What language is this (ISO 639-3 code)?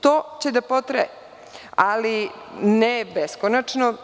srp